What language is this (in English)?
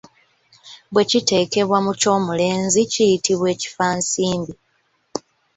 Ganda